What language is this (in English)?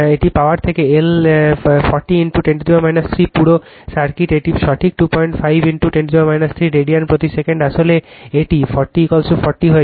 Bangla